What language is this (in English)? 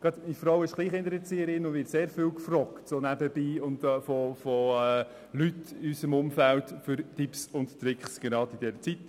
Swiss German